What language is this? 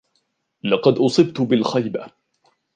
Arabic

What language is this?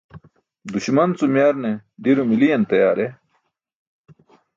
Burushaski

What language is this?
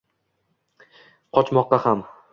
Uzbek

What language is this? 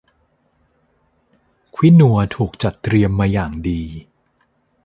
Thai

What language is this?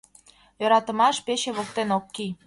Mari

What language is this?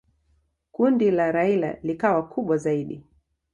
Swahili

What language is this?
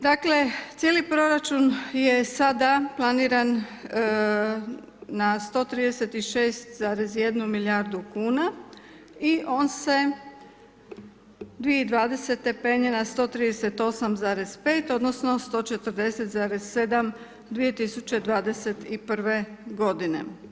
Croatian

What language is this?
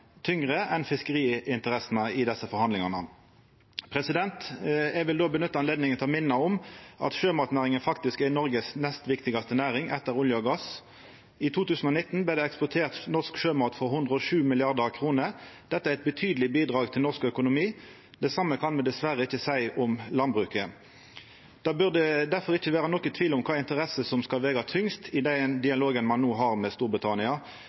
Norwegian Nynorsk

